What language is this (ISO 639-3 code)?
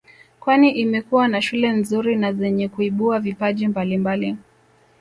swa